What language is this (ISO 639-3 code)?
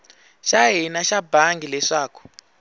tso